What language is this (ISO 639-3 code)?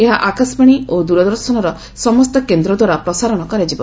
ori